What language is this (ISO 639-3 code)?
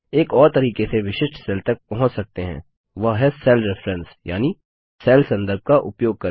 hin